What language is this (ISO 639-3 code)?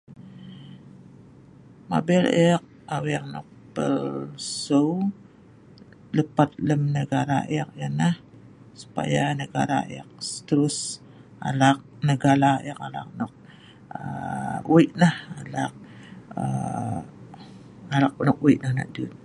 snv